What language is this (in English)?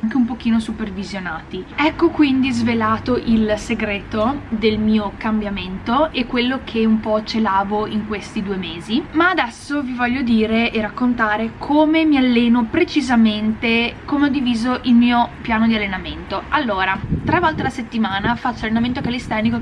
Italian